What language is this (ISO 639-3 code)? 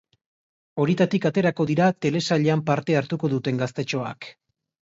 eus